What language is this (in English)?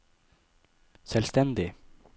Norwegian